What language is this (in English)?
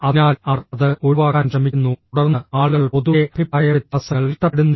Malayalam